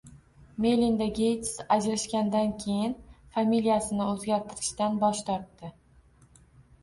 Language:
Uzbek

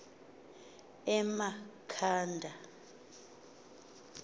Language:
Xhosa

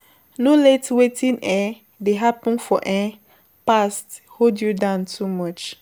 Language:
Nigerian Pidgin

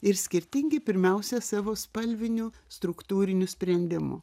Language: Lithuanian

